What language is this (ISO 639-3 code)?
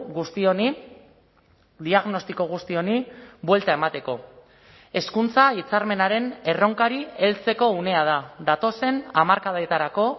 eus